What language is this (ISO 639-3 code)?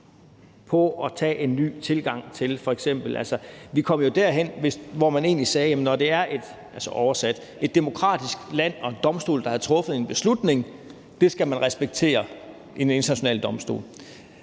dan